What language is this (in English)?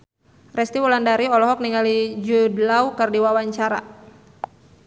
Sundanese